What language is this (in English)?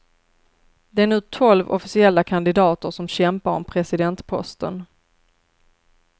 Swedish